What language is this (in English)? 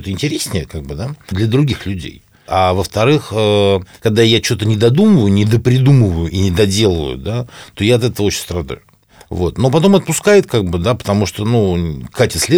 Russian